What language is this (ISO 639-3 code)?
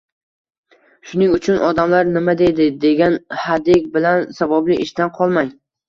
uzb